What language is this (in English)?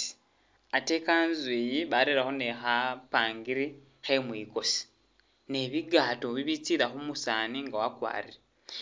Masaaba